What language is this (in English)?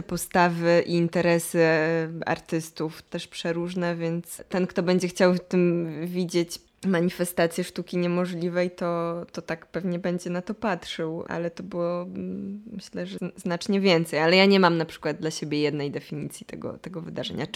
Polish